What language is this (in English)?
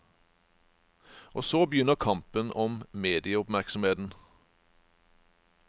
Norwegian